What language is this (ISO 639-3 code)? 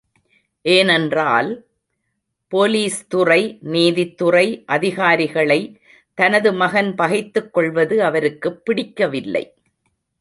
tam